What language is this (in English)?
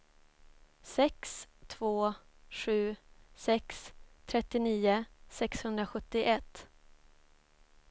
Swedish